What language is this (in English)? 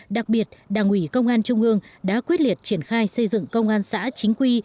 Vietnamese